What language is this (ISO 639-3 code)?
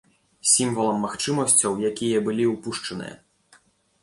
bel